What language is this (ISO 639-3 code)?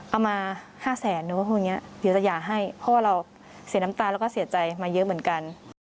tha